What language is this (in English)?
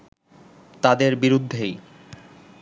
Bangla